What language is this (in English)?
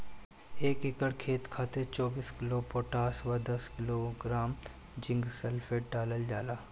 Bhojpuri